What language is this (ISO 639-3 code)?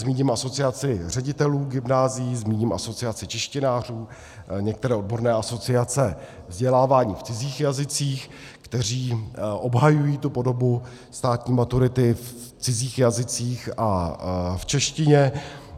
ces